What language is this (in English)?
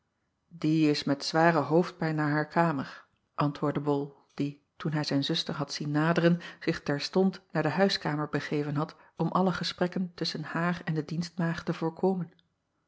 Dutch